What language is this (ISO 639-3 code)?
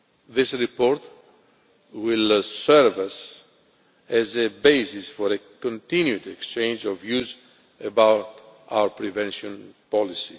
eng